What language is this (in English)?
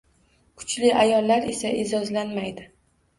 Uzbek